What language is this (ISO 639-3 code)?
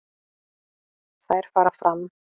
isl